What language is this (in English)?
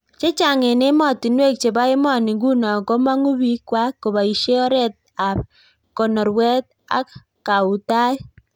Kalenjin